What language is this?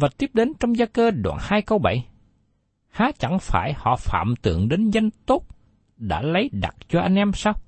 Vietnamese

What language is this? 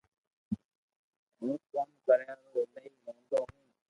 Loarki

